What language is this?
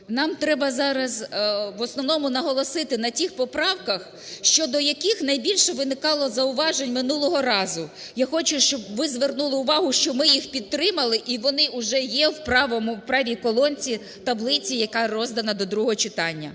Ukrainian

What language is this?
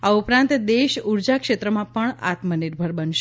Gujarati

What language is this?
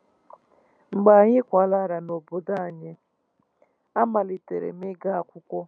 Igbo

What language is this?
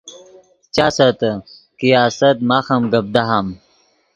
Yidgha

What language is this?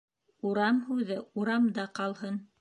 Bashkir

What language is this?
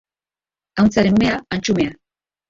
Basque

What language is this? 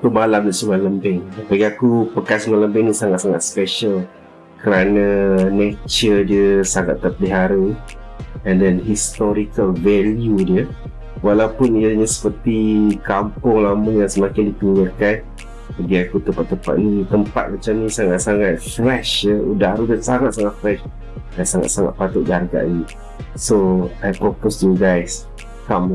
Malay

